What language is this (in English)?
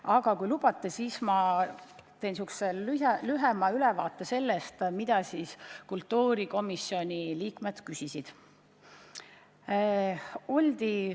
Estonian